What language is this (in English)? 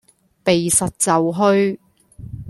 Cantonese